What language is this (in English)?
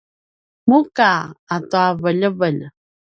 Paiwan